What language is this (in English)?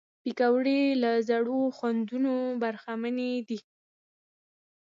Pashto